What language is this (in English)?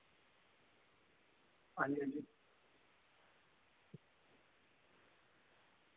Dogri